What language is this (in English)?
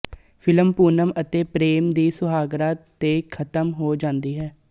Punjabi